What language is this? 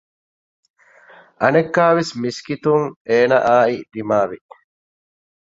Divehi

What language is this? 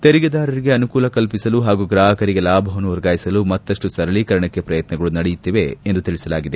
Kannada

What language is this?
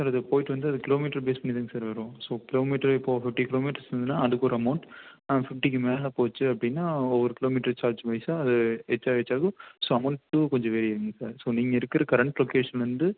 Tamil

